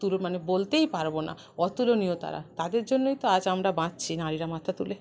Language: Bangla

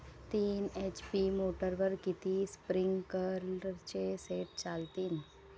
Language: Marathi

